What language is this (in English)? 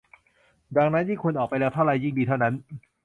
Thai